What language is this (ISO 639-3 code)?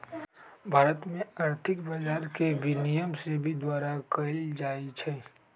mag